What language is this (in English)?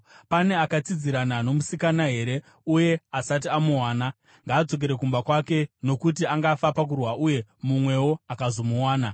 Shona